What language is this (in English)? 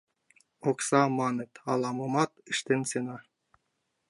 Mari